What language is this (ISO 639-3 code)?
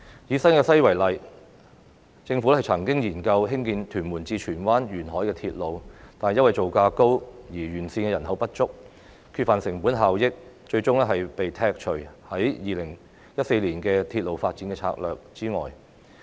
yue